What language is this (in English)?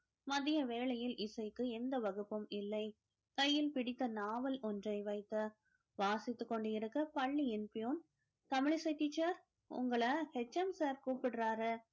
Tamil